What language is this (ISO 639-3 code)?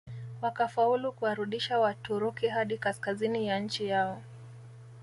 swa